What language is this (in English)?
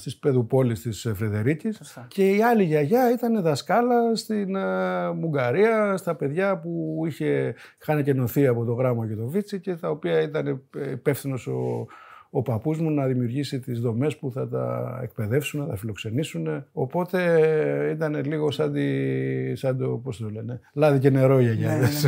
Greek